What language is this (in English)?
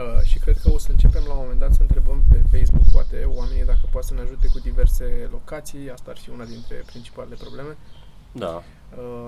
Romanian